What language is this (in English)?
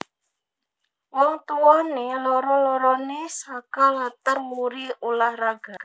Javanese